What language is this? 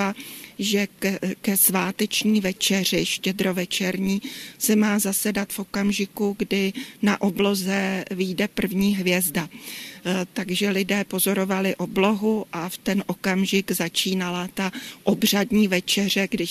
Czech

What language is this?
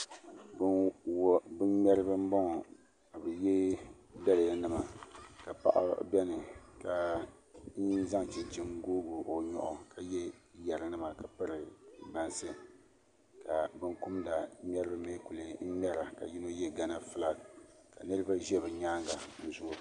Dagbani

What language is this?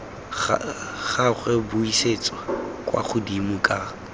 Tswana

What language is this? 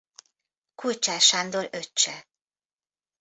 Hungarian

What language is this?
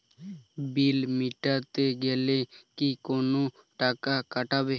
Bangla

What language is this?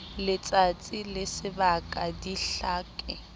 Southern Sotho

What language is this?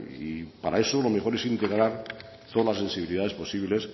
Spanish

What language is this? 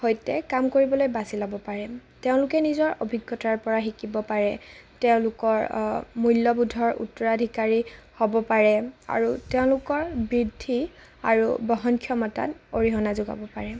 Assamese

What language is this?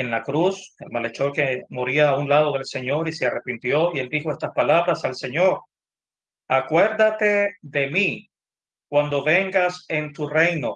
Spanish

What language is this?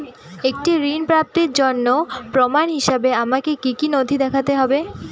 Bangla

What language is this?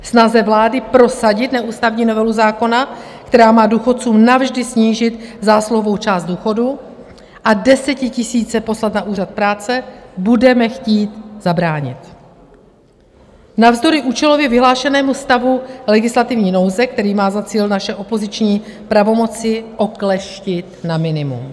Czech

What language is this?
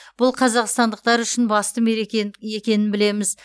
Kazakh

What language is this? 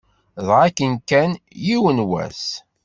Kabyle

